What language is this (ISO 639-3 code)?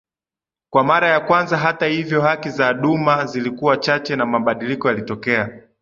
swa